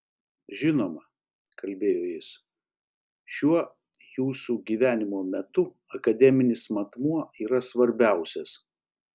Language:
Lithuanian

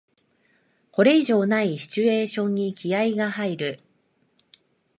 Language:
Japanese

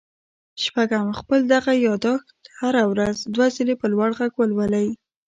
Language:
Pashto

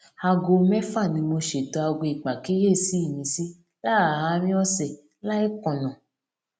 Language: Yoruba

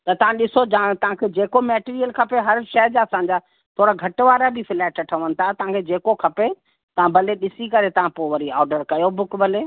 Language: Sindhi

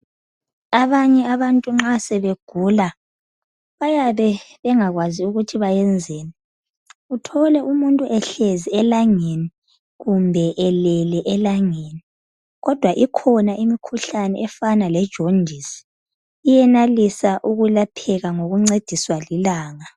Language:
North Ndebele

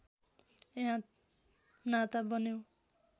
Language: Nepali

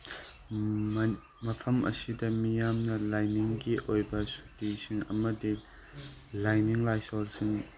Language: Manipuri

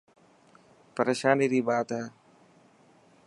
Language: Dhatki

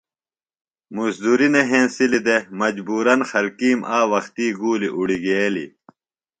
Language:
Phalura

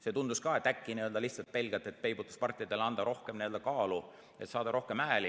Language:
Estonian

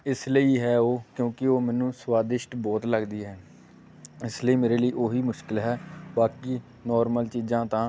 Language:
Punjabi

